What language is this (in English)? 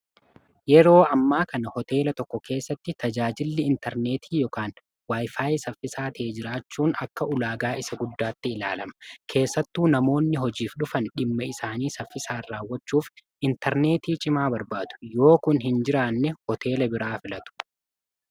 Oromo